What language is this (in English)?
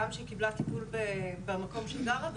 Hebrew